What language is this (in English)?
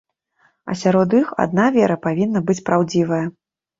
Belarusian